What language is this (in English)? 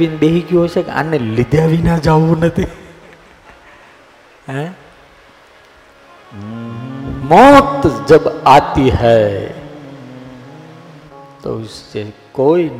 Gujarati